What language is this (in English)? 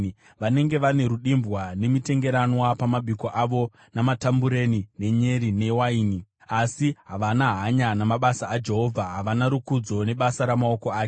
Shona